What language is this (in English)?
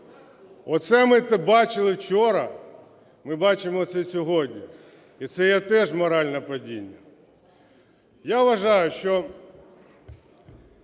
Ukrainian